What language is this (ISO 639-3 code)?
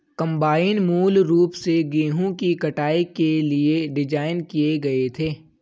hin